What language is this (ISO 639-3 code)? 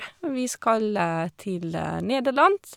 nor